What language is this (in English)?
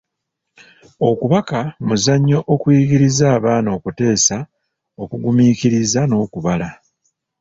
Ganda